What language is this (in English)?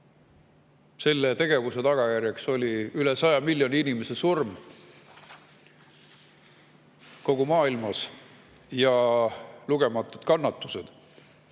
Estonian